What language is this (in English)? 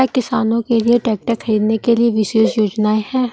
Hindi